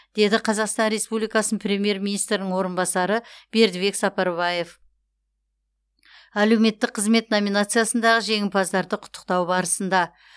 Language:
Kazakh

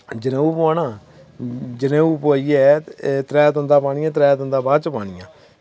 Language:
Dogri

